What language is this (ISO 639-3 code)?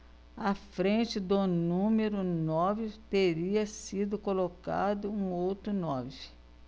por